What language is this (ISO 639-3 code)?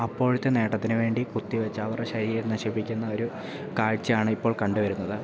mal